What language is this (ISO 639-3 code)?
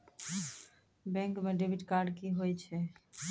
mai